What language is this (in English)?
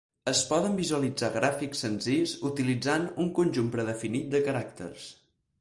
Catalan